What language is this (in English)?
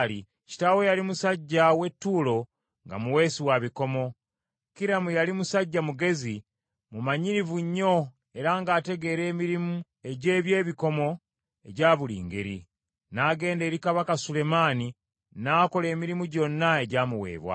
Ganda